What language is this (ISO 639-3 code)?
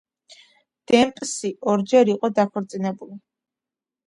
kat